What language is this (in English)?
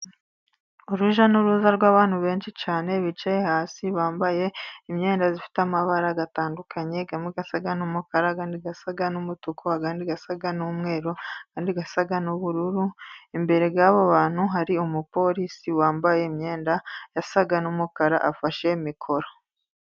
Kinyarwanda